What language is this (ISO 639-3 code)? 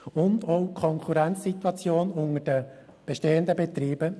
gsw